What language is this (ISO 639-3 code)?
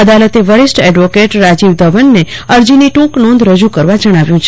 guj